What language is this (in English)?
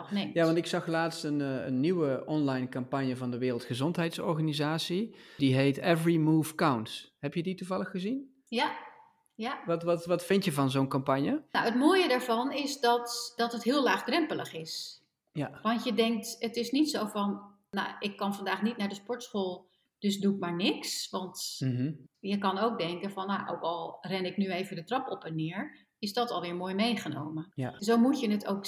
Dutch